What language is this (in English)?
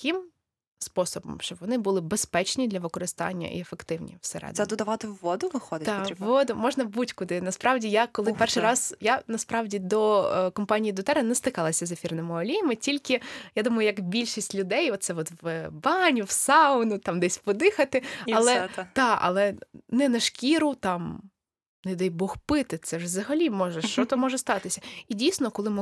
Ukrainian